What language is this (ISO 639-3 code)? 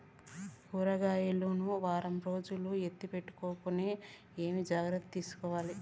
tel